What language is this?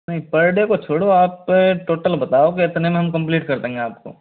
Hindi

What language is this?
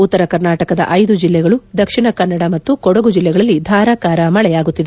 Kannada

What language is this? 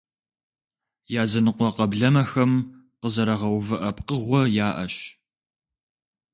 Kabardian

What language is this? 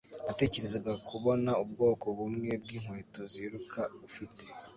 Kinyarwanda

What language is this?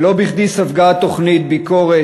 Hebrew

